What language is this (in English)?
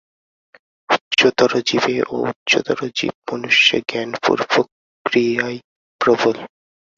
Bangla